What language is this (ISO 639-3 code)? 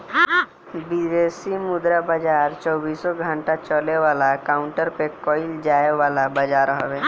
bho